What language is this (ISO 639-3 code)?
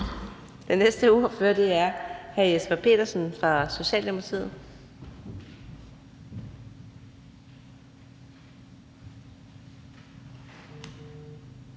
dan